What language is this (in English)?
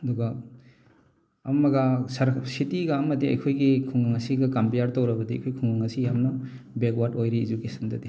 Manipuri